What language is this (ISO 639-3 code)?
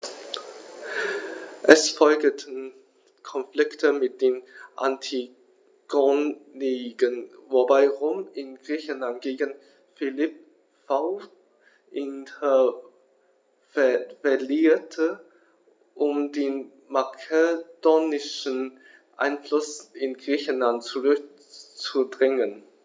deu